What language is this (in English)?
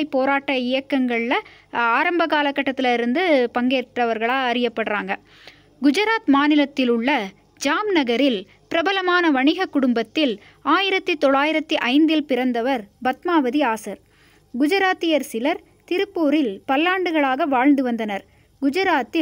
Hindi